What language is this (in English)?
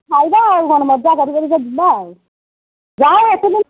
Odia